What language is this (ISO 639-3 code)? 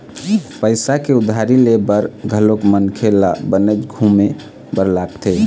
hne